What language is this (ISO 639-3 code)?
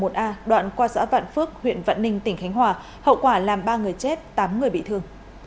vie